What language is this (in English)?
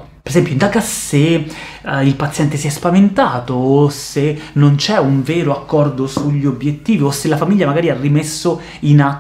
Italian